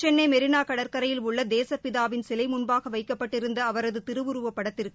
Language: Tamil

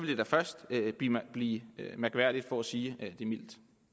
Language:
Danish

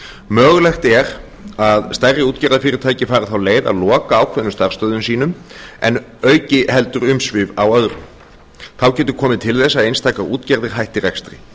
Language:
Icelandic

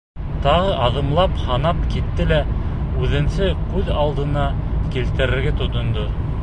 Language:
Bashkir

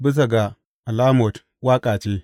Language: Hausa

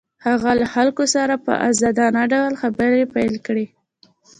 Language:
Pashto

